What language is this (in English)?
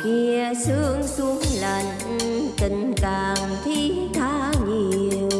Vietnamese